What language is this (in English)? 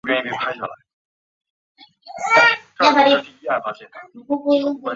Chinese